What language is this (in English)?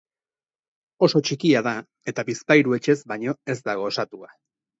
Basque